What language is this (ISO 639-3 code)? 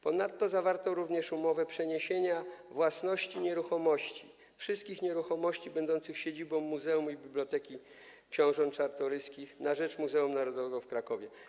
pol